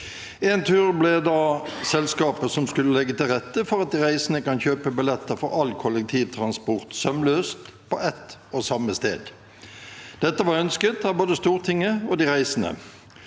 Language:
Norwegian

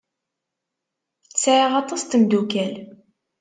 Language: Kabyle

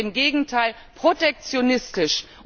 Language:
German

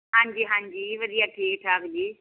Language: Punjabi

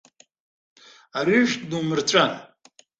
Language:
Abkhazian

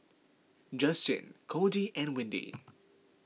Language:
English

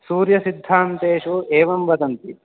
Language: Sanskrit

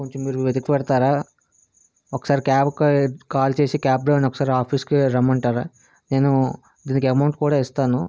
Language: Telugu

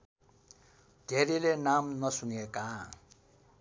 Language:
Nepali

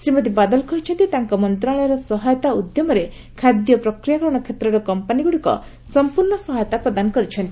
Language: Odia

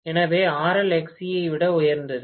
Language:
Tamil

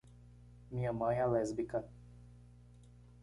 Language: Portuguese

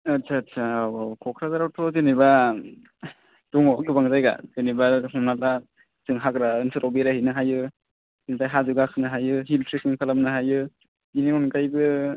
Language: Bodo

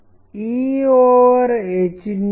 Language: Telugu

